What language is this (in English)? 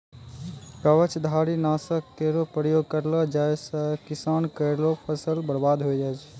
Maithili